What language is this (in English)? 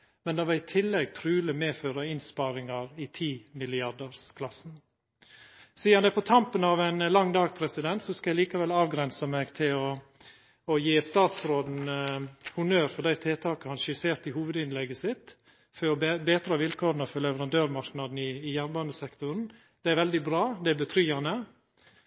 Norwegian Nynorsk